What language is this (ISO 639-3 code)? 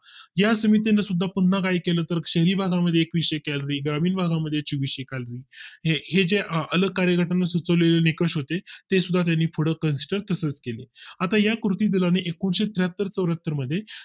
mar